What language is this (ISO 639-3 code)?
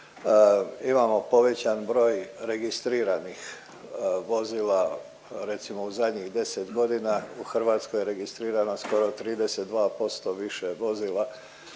hrv